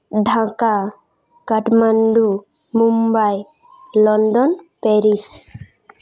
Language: Santali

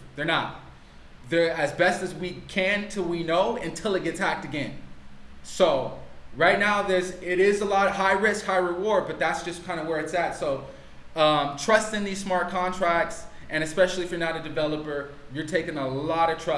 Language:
English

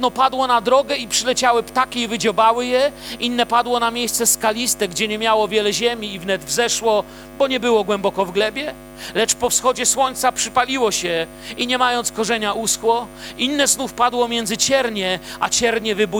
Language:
Polish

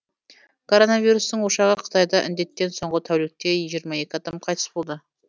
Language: Kazakh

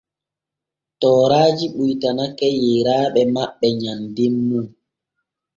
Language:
Borgu Fulfulde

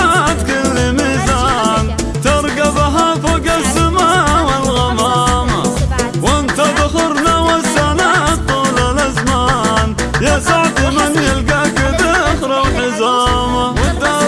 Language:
Arabic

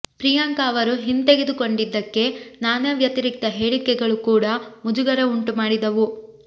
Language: Kannada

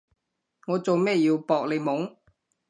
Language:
Cantonese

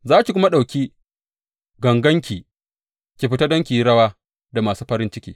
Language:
Hausa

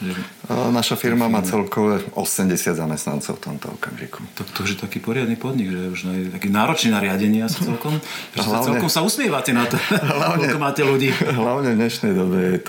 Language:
Slovak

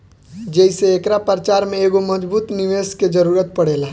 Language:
Bhojpuri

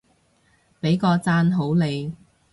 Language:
Cantonese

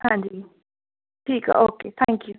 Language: Punjabi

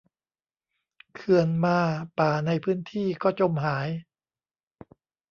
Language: Thai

